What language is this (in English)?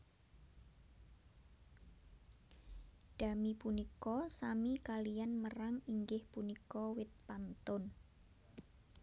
Javanese